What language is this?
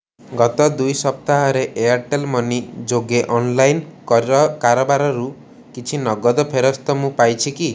Odia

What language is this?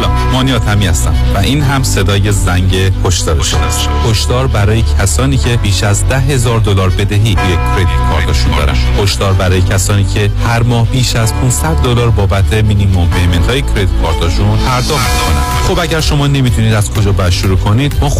Persian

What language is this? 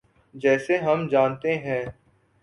Urdu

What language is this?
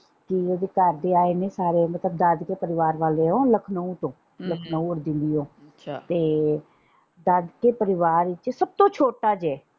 Punjabi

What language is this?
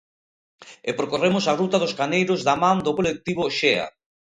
Galician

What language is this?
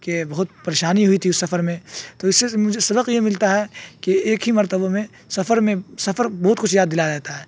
Urdu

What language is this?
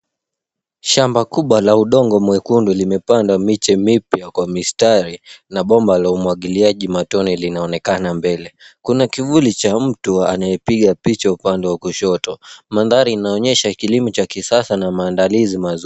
Swahili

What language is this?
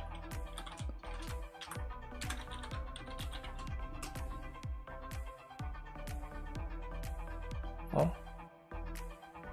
Korean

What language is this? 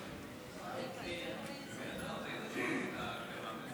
Hebrew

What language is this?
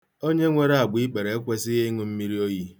Igbo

